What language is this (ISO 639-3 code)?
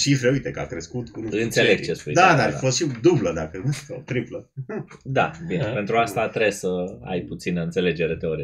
ron